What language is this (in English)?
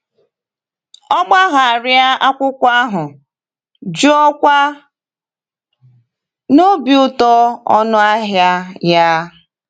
Igbo